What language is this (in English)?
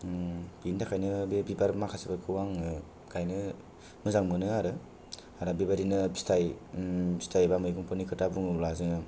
Bodo